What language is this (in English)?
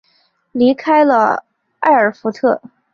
Chinese